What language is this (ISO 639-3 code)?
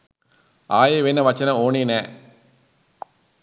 sin